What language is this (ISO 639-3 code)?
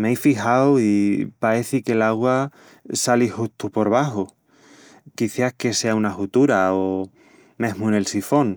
ext